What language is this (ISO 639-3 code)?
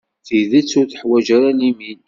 kab